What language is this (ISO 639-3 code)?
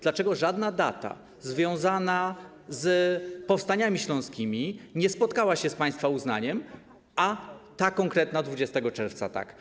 pol